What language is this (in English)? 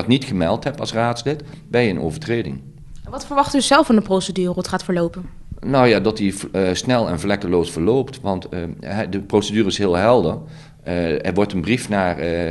Dutch